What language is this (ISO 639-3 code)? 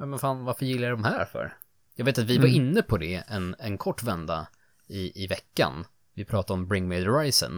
swe